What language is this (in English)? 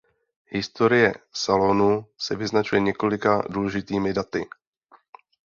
Czech